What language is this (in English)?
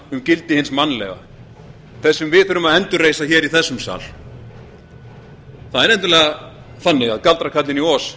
Icelandic